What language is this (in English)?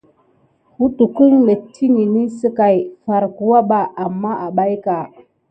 Gidar